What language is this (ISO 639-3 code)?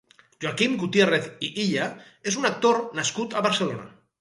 cat